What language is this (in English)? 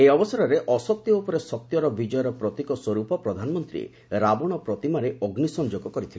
Odia